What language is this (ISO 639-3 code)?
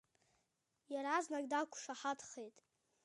abk